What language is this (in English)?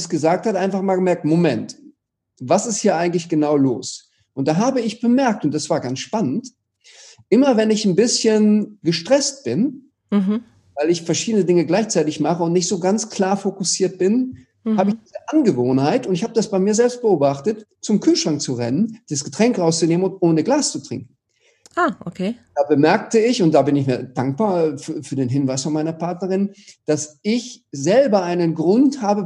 German